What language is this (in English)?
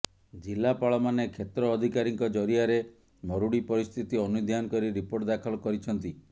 Odia